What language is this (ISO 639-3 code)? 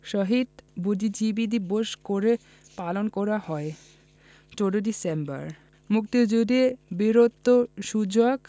ben